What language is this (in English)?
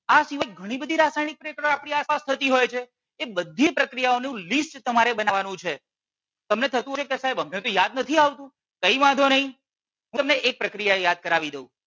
Gujarati